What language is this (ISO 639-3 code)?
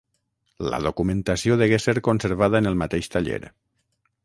cat